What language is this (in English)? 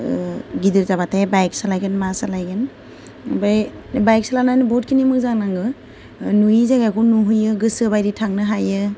Bodo